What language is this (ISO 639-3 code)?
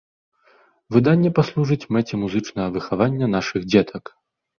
bel